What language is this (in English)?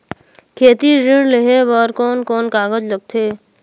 Chhattisgarhi